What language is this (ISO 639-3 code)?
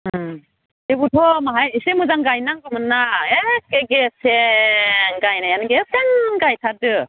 brx